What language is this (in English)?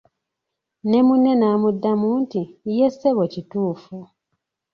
Ganda